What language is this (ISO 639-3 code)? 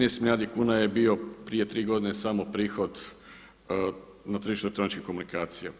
hrv